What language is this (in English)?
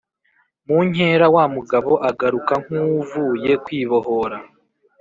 Kinyarwanda